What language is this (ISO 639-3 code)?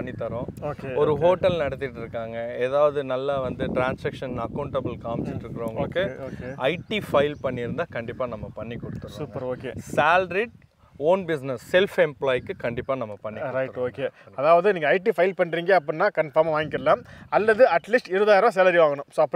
tam